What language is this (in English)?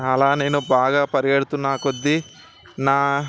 Telugu